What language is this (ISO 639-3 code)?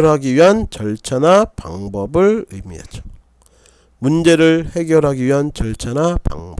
kor